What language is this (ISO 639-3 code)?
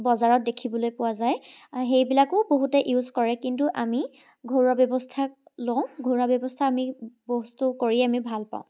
asm